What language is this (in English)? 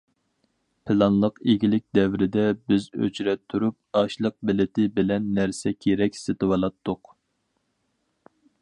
Uyghur